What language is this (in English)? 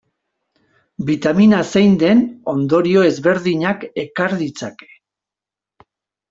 Basque